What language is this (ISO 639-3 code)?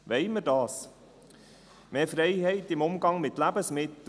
gsw